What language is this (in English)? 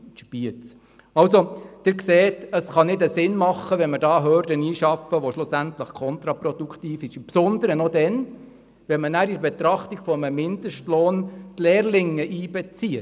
Swiss German